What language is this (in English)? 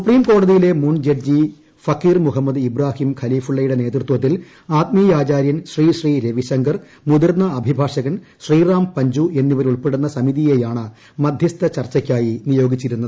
Malayalam